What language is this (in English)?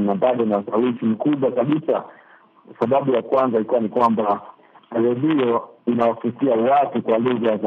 Swahili